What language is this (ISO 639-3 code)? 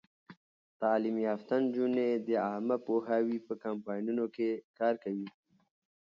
pus